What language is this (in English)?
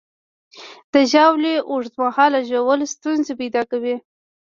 Pashto